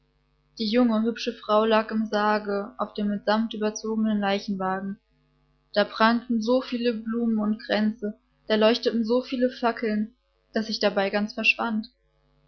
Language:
German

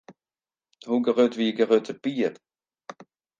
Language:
Western Frisian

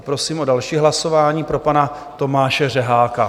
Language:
Czech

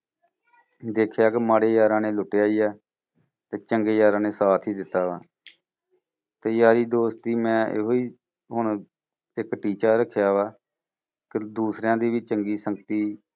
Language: Punjabi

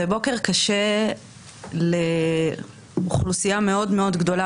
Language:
Hebrew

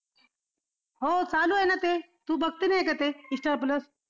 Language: Marathi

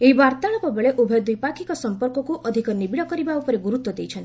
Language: Odia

